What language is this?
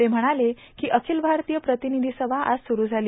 Marathi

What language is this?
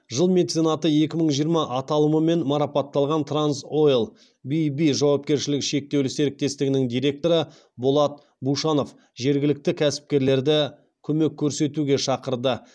Kazakh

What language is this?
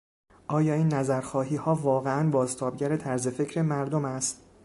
Persian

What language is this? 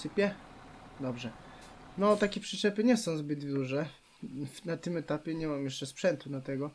Polish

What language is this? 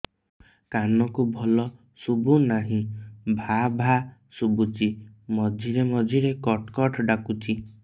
Odia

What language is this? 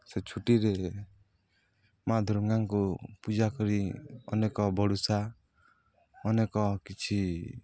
Odia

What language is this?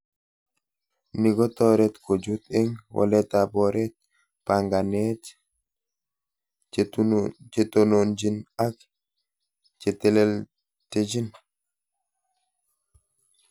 Kalenjin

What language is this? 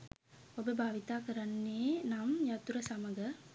Sinhala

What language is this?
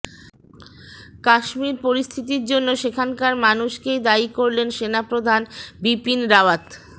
Bangla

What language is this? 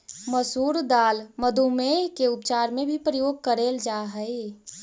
Magahi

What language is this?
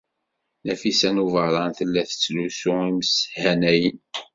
Kabyle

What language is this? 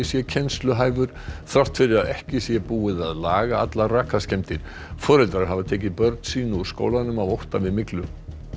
Icelandic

